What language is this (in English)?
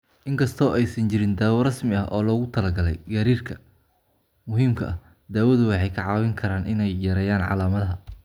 Somali